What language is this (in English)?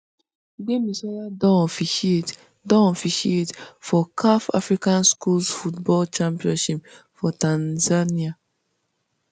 Nigerian Pidgin